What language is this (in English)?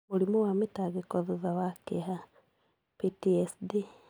Kikuyu